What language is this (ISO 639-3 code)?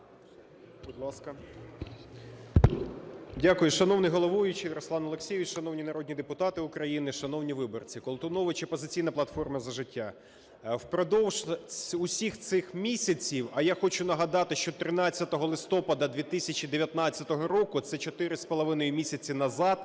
ukr